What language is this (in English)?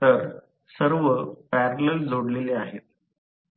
Marathi